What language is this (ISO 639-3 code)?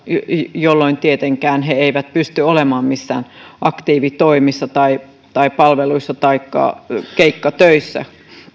fin